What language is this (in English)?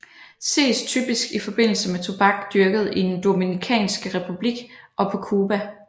Danish